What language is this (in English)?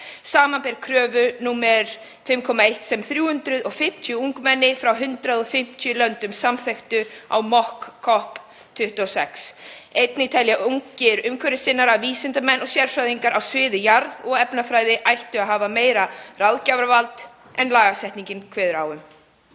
Icelandic